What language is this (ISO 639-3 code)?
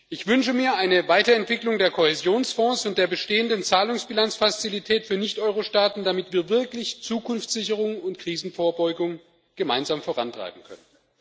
deu